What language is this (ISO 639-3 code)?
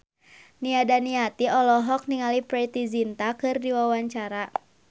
sun